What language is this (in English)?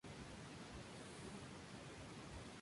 Spanish